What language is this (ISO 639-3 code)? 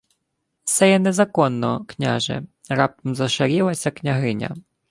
ukr